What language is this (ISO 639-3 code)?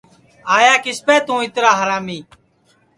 ssi